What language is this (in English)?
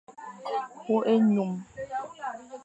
Fang